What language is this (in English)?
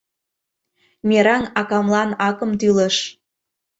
Mari